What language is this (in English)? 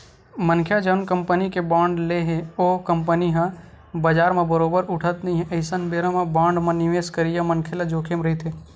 Chhattisgarhi